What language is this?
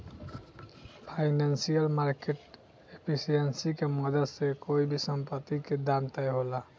Bhojpuri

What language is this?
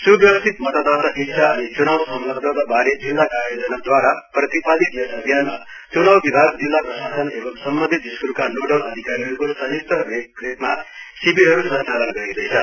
Nepali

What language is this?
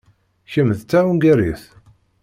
Kabyle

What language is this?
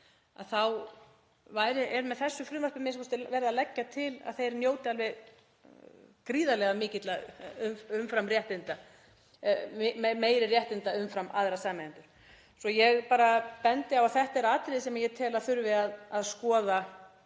Icelandic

